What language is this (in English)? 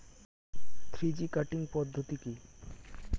Bangla